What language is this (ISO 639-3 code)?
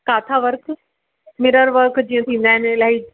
snd